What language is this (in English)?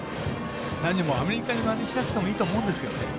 Japanese